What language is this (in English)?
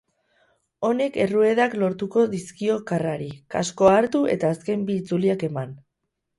Basque